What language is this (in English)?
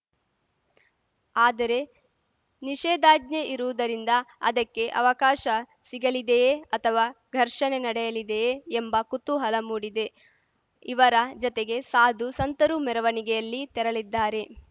Kannada